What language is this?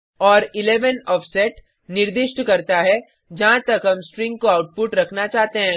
Hindi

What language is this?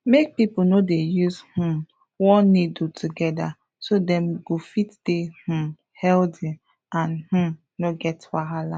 Nigerian Pidgin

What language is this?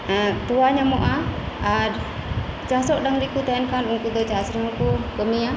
Santali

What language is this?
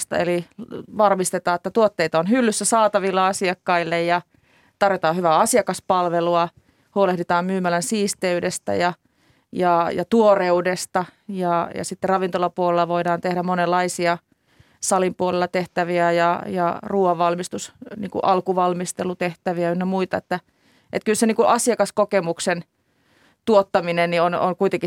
Finnish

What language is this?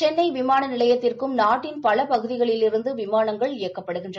Tamil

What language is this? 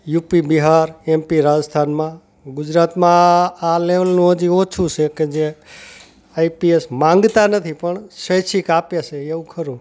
Gujarati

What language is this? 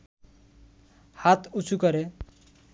Bangla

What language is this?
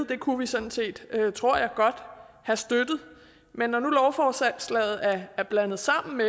Danish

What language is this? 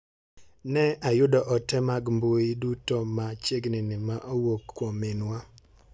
Luo (Kenya and Tanzania)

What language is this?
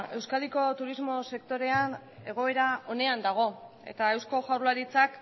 Basque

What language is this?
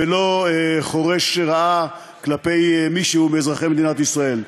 Hebrew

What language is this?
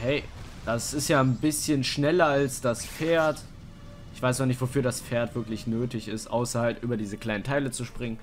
German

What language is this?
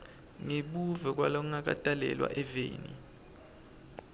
Swati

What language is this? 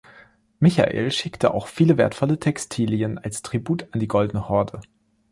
German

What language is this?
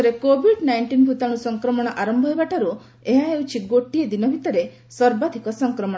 Odia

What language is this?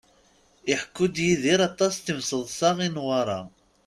Kabyle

